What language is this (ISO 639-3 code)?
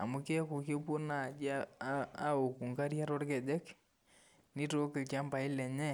mas